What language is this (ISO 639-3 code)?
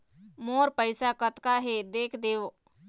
hne